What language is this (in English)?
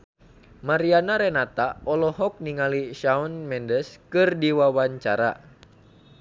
Sundanese